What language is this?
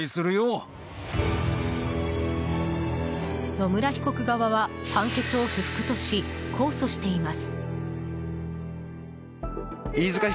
Japanese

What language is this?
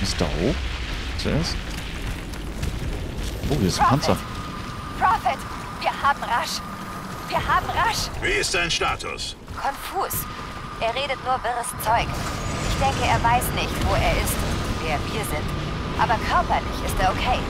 German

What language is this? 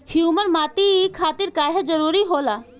Bhojpuri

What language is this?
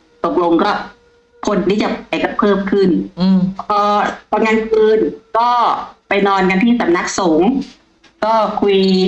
Thai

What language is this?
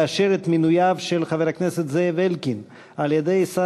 Hebrew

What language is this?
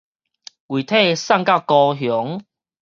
Min Nan Chinese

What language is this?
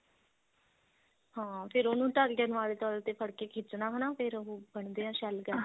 Punjabi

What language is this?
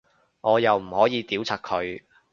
Cantonese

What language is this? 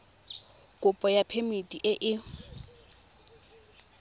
Tswana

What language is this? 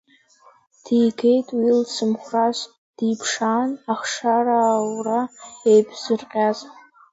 Abkhazian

